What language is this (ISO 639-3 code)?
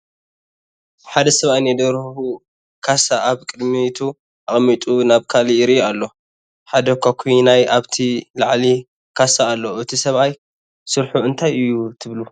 tir